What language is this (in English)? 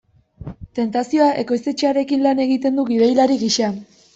Basque